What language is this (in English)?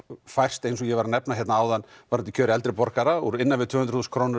Icelandic